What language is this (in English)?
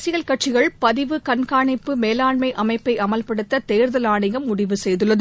Tamil